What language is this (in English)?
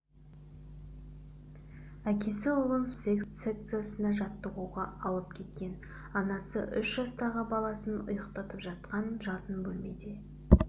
Kazakh